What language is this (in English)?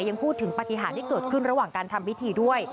Thai